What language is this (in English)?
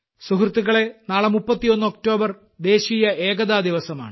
Malayalam